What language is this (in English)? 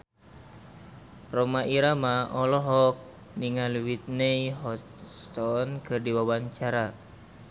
Sundanese